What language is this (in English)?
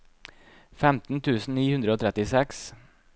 Norwegian